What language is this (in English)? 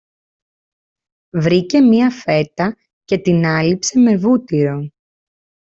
Greek